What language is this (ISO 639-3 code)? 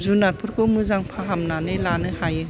brx